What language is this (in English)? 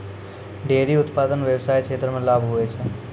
Maithili